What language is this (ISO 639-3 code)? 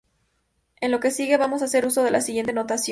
spa